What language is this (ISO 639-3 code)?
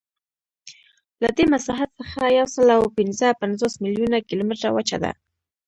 pus